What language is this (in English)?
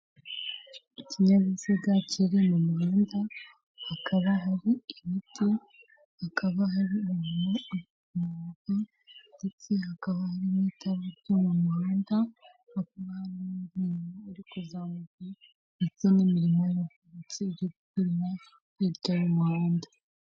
Kinyarwanda